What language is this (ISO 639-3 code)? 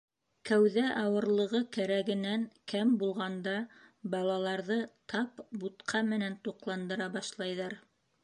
bak